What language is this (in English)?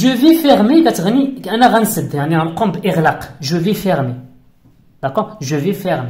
Arabic